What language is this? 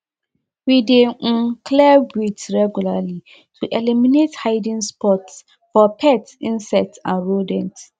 Nigerian Pidgin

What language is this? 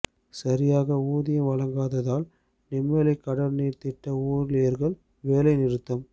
Tamil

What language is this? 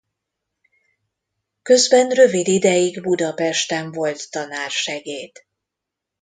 Hungarian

